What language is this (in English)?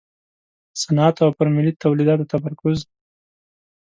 Pashto